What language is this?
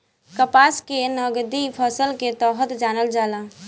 Bhojpuri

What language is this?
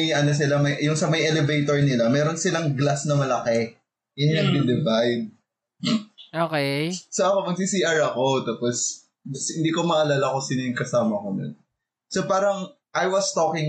Filipino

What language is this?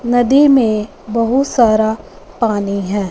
Hindi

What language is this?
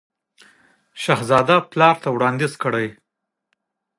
Pashto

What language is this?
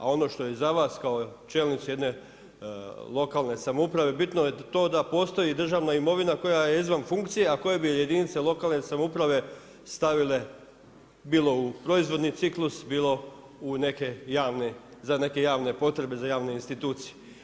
Croatian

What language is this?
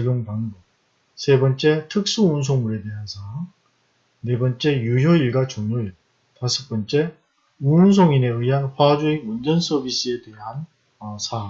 Korean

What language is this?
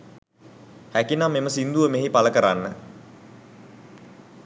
Sinhala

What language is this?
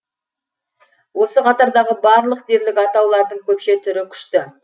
Kazakh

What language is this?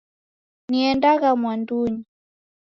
Taita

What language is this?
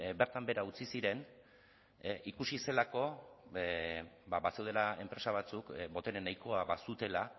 Basque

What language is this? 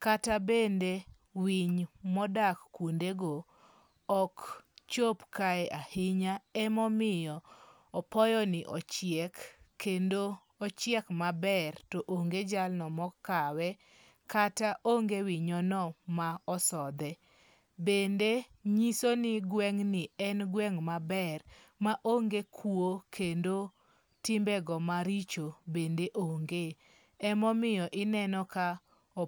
Luo (Kenya and Tanzania)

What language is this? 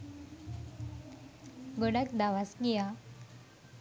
Sinhala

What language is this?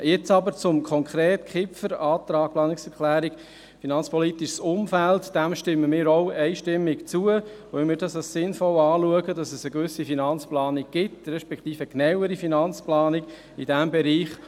Swiss German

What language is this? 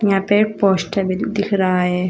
Hindi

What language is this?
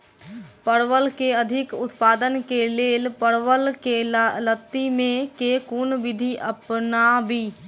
Maithili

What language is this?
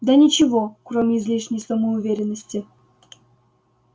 Russian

